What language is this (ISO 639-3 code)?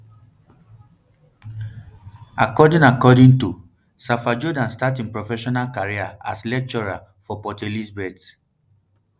pcm